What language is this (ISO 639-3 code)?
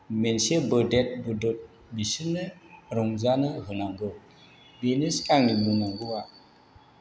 brx